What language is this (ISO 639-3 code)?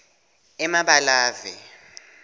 ssw